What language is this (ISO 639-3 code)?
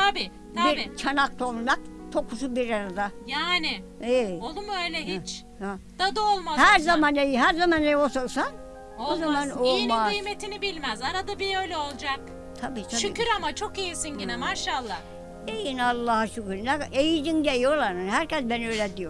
tur